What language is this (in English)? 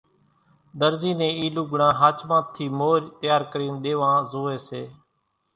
Kachi Koli